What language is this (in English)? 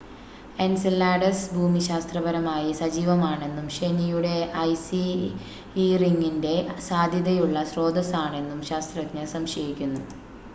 Malayalam